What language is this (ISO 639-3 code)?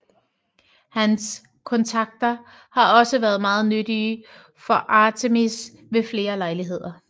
dan